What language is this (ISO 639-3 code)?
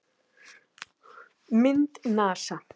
isl